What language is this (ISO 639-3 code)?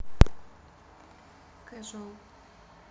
rus